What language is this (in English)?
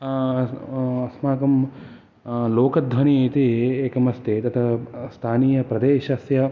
Sanskrit